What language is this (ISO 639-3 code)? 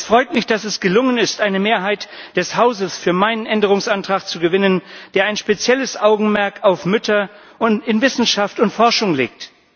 deu